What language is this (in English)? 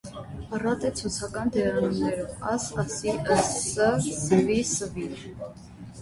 Armenian